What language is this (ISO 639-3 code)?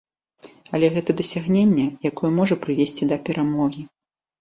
bel